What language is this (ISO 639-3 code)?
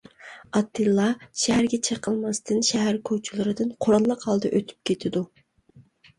uig